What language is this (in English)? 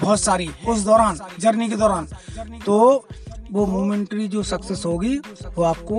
Hindi